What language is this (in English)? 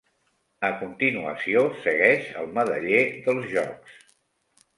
Catalan